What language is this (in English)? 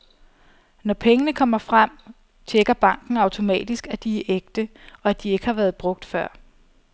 Danish